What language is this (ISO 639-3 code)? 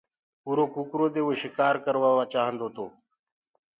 ggg